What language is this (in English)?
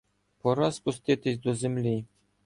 Ukrainian